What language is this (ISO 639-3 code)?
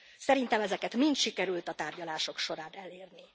hun